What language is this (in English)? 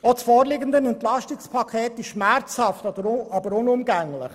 Swiss German